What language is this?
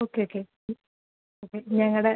Malayalam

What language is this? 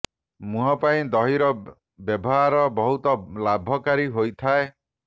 Odia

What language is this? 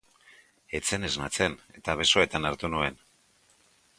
Basque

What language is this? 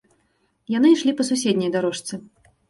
Belarusian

